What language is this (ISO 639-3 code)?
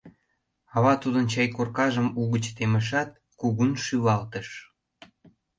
chm